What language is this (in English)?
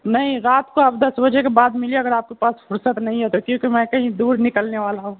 Urdu